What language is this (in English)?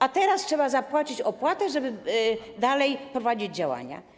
Polish